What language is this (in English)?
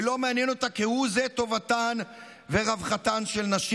Hebrew